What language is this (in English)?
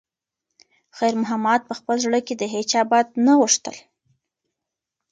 Pashto